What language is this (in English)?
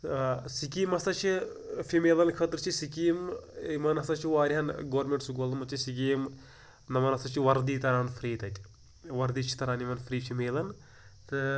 Kashmiri